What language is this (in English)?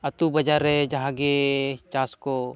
Santali